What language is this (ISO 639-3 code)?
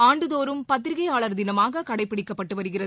tam